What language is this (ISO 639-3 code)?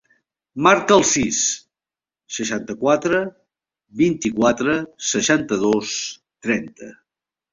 cat